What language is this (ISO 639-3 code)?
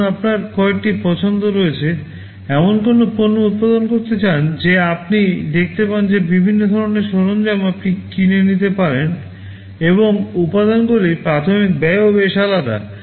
ben